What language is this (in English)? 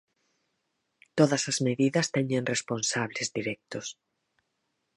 Galician